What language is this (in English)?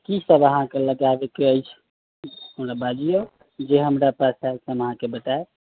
Maithili